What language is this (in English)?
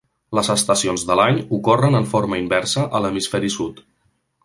Catalan